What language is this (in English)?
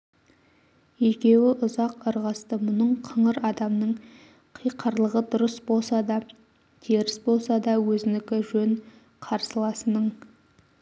Kazakh